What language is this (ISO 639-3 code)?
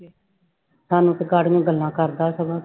pan